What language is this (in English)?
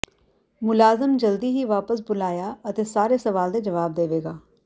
Punjabi